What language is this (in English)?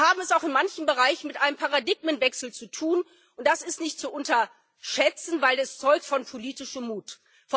German